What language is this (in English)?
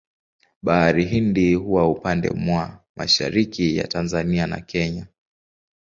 Swahili